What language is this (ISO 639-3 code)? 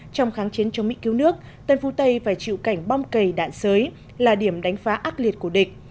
vie